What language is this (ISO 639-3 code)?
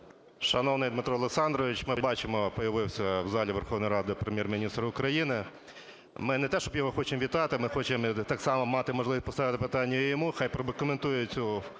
ukr